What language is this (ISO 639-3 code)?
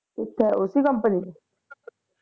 pan